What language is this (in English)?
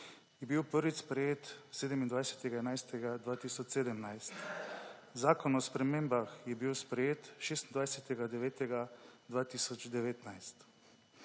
Slovenian